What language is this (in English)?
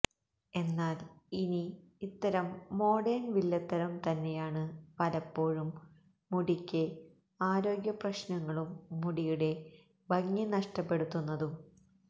Malayalam